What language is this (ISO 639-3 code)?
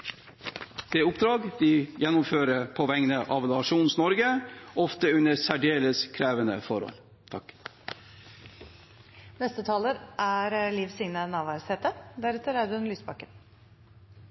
nor